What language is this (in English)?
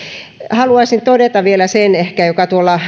Finnish